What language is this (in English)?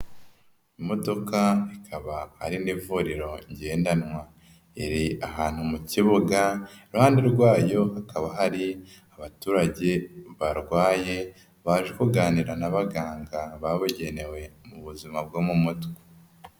Kinyarwanda